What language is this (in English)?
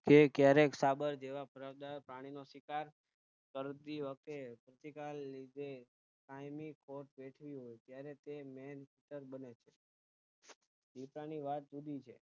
Gujarati